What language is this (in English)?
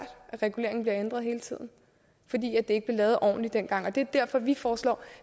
Danish